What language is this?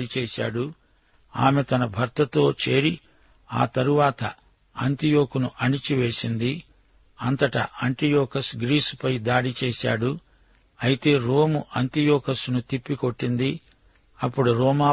Telugu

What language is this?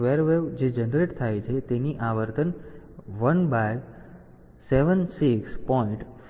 Gujarati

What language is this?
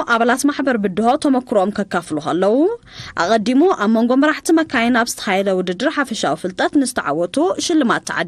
Arabic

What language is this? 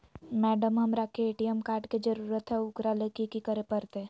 Magahi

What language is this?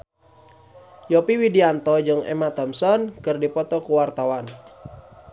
Sundanese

